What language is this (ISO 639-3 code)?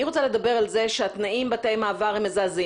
heb